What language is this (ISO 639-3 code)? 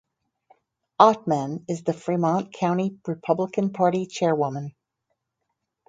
eng